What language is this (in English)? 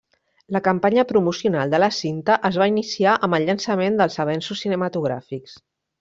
Catalan